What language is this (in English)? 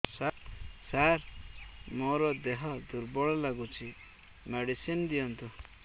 Odia